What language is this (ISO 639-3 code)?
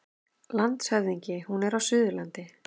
isl